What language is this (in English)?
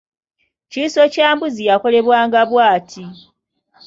Ganda